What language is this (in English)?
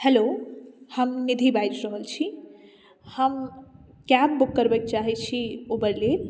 Maithili